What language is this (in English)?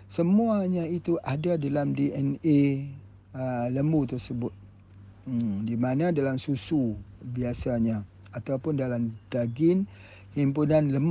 Malay